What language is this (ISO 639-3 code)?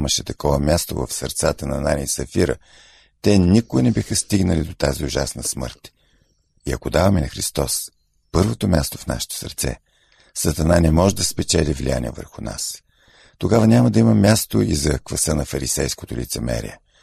bul